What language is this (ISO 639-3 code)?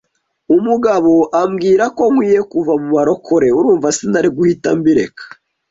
kin